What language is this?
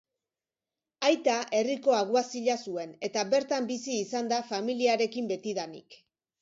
Basque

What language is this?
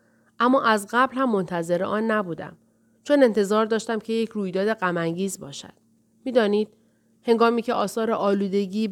Persian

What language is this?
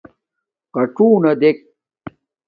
Domaaki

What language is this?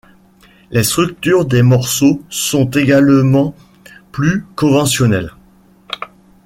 French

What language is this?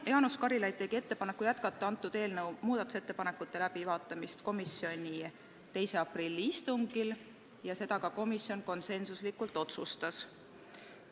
Estonian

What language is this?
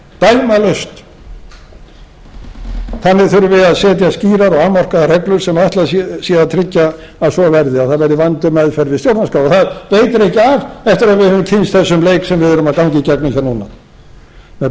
Icelandic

